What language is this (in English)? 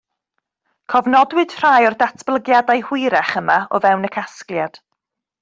Welsh